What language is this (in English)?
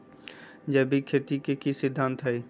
Magahi